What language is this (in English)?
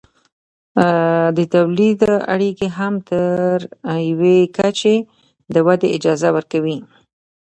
Pashto